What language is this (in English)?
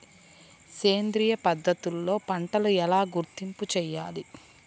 Telugu